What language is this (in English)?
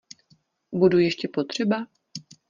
Czech